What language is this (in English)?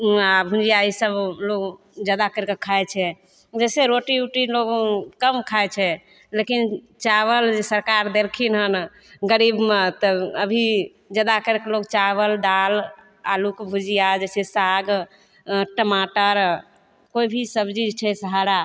Maithili